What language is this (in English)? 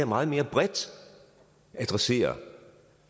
Danish